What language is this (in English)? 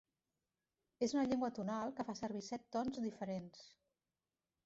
Catalan